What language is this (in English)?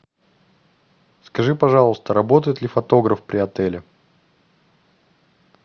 Russian